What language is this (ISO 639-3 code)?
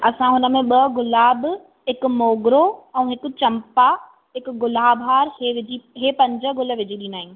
snd